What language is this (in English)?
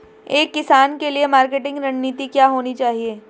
Hindi